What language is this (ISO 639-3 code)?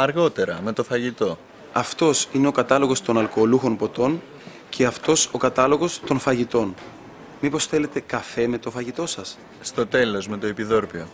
ell